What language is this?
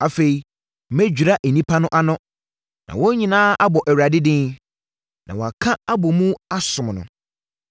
Akan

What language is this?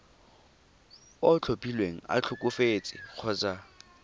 Tswana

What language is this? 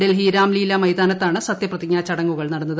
Malayalam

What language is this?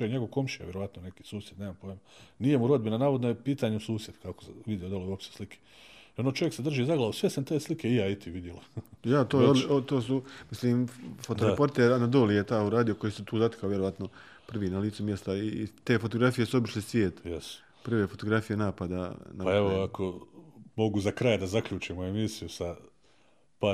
Croatian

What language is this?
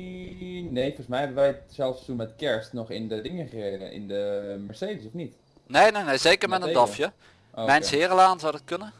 Dutch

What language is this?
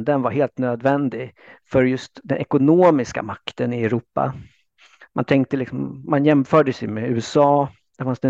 Swedish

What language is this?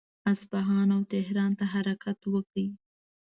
Pashto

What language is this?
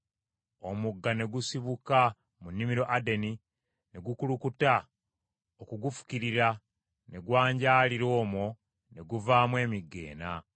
Ganda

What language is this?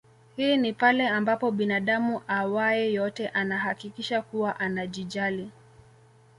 Swahili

